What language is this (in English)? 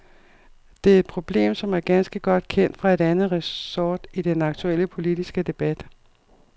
Danish